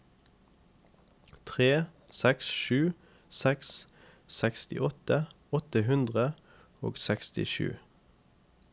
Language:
Norwegian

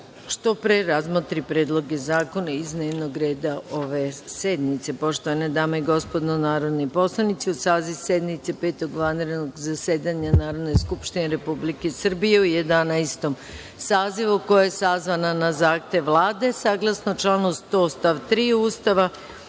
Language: Serbian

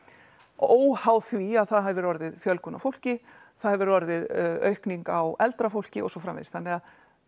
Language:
Icelandic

